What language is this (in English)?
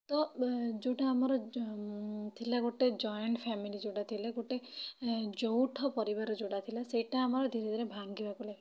Odia